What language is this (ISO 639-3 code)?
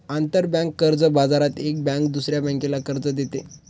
mar